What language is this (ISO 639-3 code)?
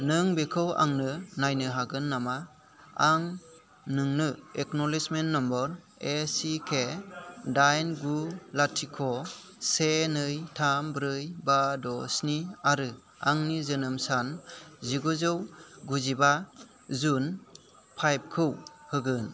brx